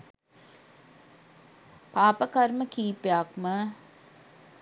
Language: Sinhala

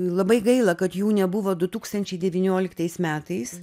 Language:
Lithuanian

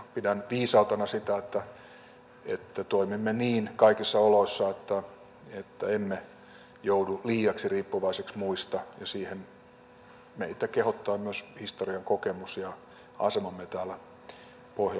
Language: Finnish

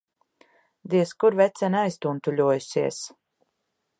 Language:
Latvian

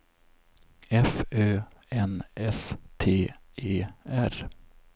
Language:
Swedish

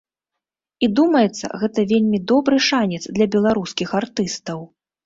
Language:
Belarusian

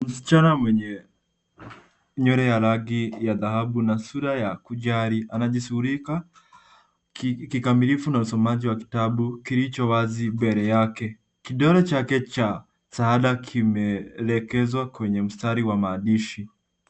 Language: Swahili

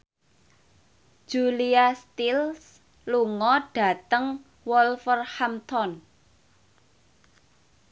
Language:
Javanese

